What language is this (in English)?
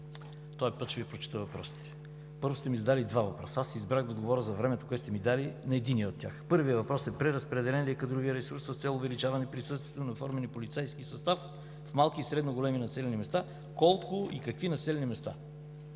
Bulgarian